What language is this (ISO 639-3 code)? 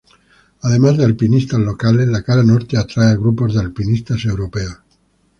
spa